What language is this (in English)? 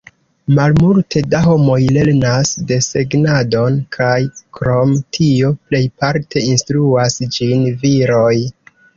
Esperanto